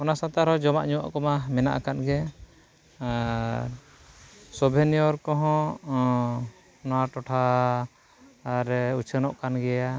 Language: Santali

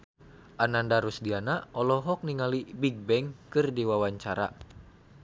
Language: Sundanese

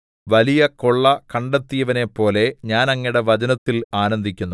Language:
Malayalam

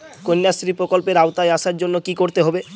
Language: Bangla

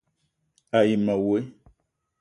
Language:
Eton (Cameroon)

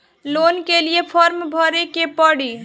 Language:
Bhojpuri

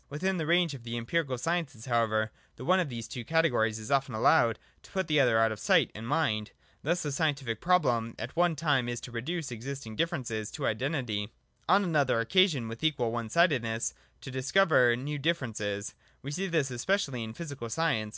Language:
English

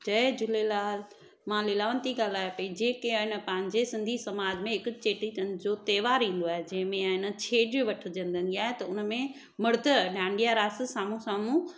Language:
Sindhi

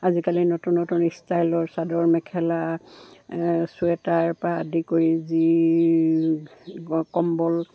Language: Assamese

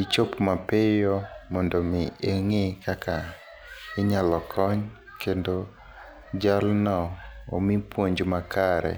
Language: Luo (Kenya and Tanzania)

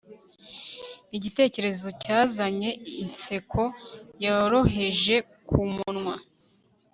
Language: Kinyarwanda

